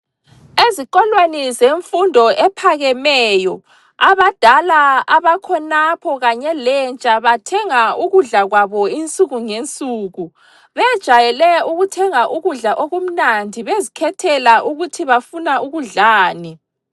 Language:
North Ndebele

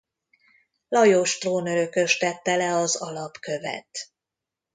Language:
Hungarian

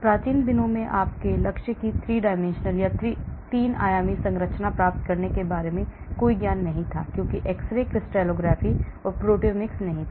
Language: Hindi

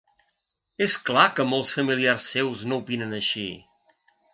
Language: Catalan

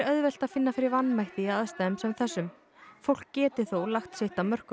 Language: Icelandic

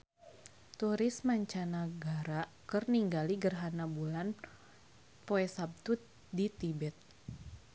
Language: Sundanese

